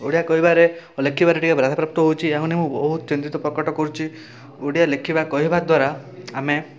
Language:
Odia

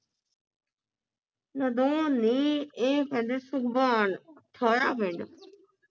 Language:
Punjabi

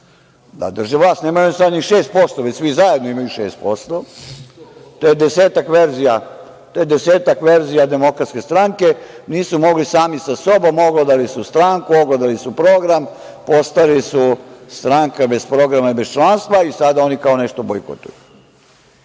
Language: Serbian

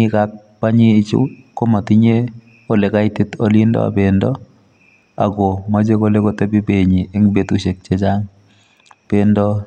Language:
Kalenjin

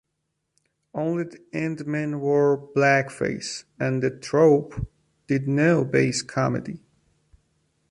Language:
English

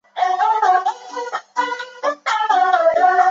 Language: Chinese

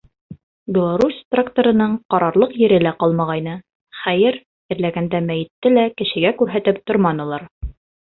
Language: Bashkir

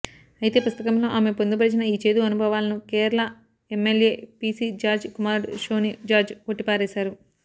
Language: Telugu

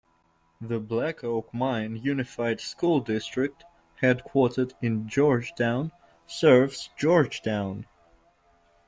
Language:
English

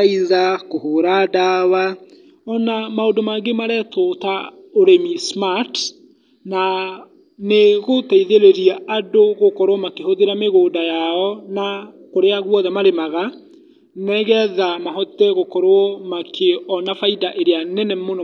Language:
Kikuyu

